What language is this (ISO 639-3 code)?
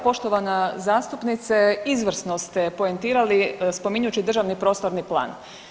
hrv